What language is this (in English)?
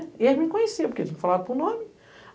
Portuguese